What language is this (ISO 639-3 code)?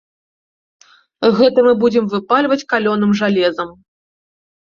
bel